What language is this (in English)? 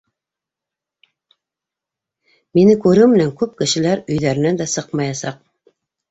Bashkir